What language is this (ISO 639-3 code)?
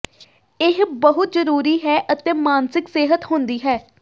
pan